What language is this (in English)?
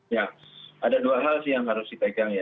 Indonesian